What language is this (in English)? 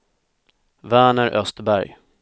Swedish